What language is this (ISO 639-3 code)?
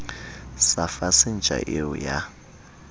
sot